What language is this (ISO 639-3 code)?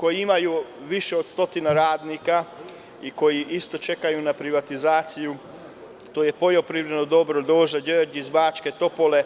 srp